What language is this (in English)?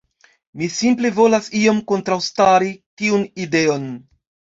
Esperanto